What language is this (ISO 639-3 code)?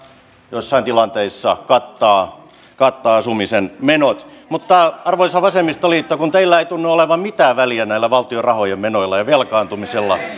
fin